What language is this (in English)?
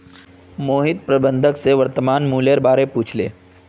Magahi